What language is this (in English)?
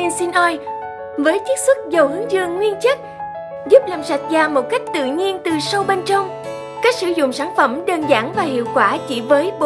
Vietnamese